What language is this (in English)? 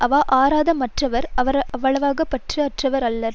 Tamil